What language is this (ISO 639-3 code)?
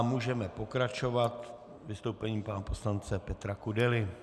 ces